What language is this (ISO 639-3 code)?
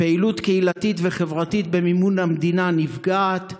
heb